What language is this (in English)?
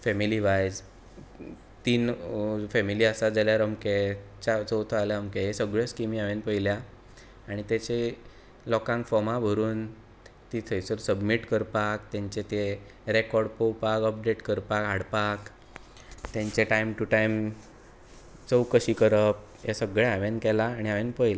Konkani